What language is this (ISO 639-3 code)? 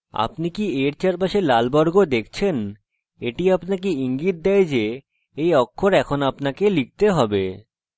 ben